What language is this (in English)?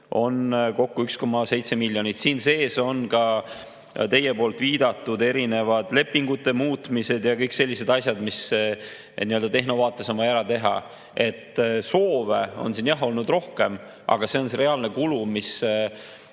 Estonian